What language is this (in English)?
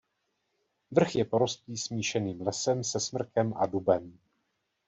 Czech